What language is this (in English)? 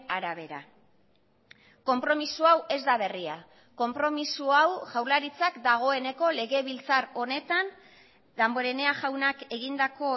Basque